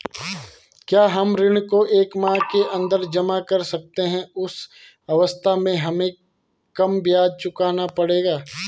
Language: Hindi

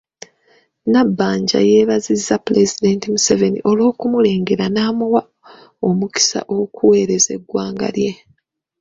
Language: Ganda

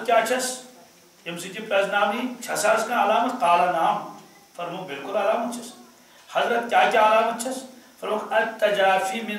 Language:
Turkish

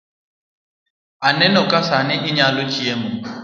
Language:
Luo (Kenya and Tanzania)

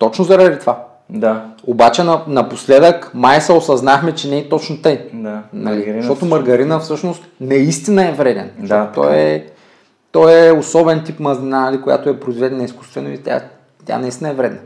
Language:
Bulgarian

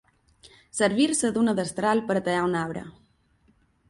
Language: Catalan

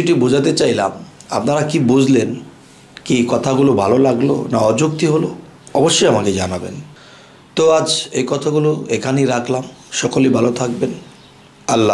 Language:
Turkish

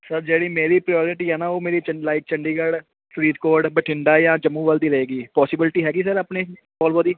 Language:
Punjabi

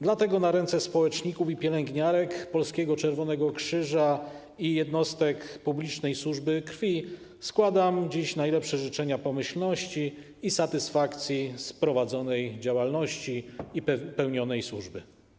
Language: Polish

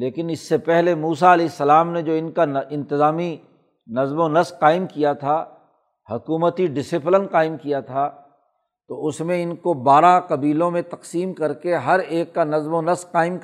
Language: Urdu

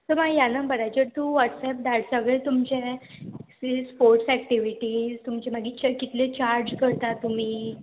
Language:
Konkani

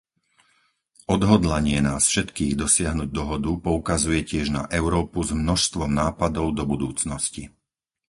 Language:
Slovak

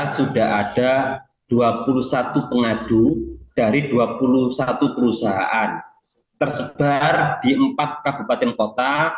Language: Indonesian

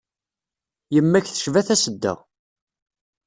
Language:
Kabyle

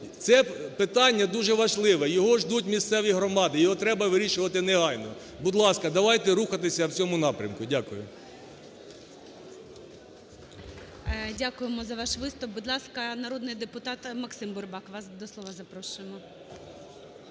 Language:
Ukrainian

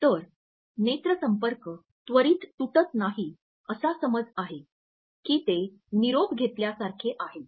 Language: Marathi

